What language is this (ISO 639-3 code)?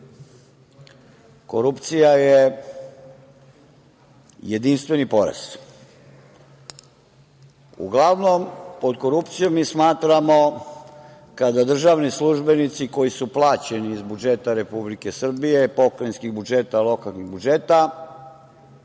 srp